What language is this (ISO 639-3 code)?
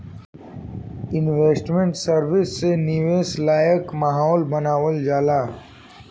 bho